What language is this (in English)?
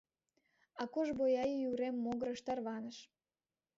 Mari